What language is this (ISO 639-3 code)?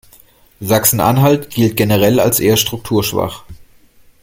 deu